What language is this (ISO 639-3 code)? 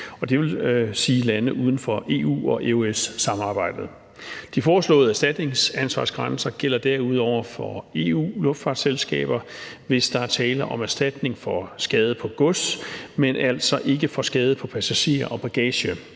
dan